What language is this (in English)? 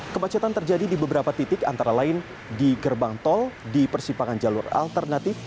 Indonesian